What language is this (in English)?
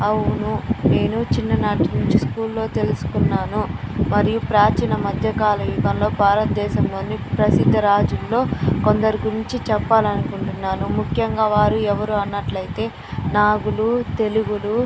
Telugu